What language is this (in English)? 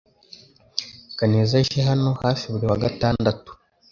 Kinyarwanda